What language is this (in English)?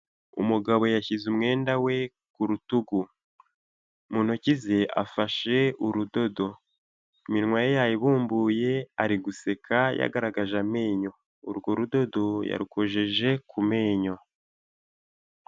Kinyarwanda